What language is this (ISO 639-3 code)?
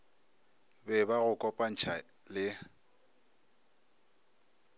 nso